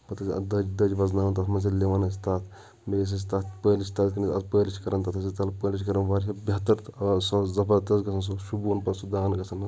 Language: Kashmiri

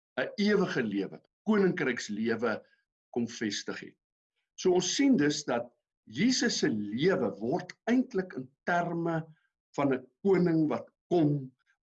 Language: Dutch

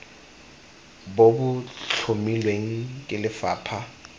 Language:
Tswana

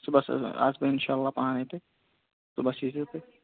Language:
Kashmiri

